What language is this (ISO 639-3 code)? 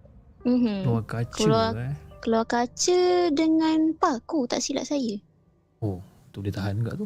msa